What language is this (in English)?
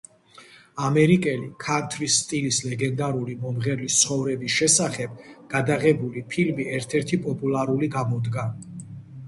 Georgian